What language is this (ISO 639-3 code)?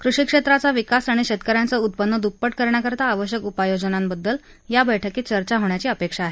mar